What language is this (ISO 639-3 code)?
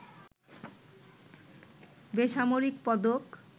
ben